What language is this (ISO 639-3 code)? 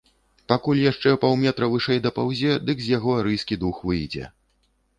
bel